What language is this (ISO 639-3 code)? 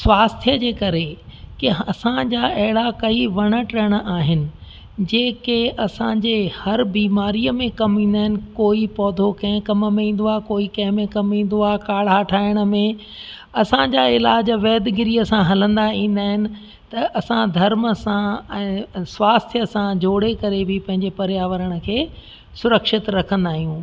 snd